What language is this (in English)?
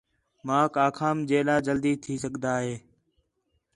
Khetrani